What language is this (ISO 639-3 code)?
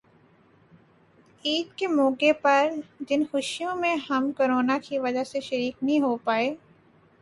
urd